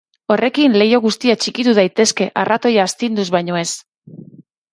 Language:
Basque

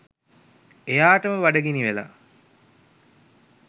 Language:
Sinhala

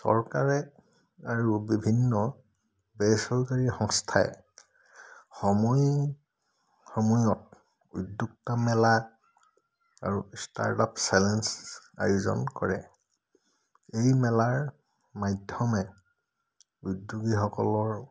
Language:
Assamese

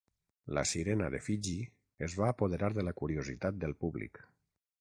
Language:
Catalan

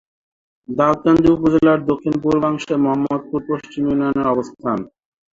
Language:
Bangla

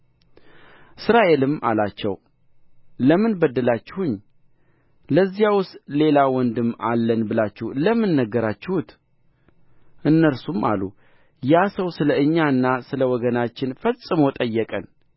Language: Amharic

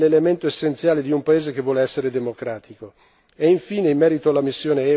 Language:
Italian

